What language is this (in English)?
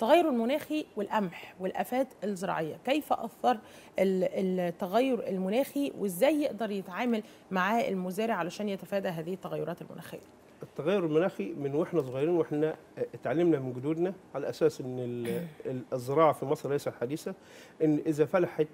Arabic